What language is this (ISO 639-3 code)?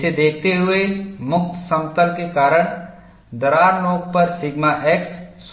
hin